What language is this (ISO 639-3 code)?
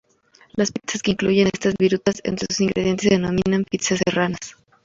spa